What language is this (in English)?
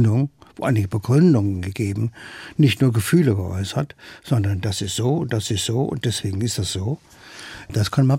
German